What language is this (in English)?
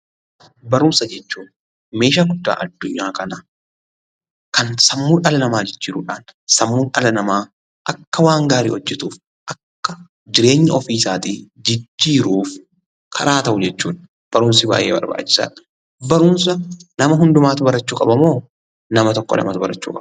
Oromo